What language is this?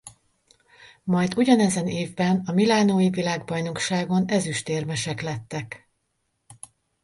Hungarian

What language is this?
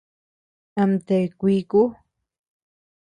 Tepeuxila Cuicatec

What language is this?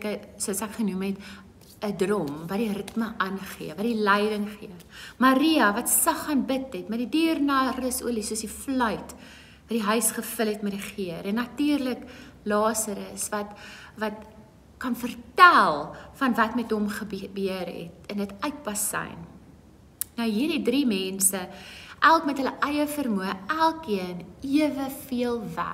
Dutch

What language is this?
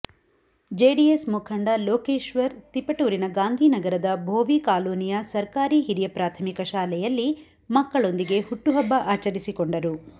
Kannada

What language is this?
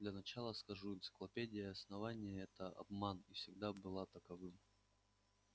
Russian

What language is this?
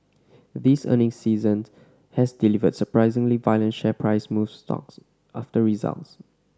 English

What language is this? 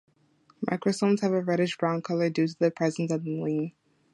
English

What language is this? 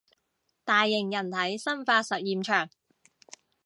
Cantonese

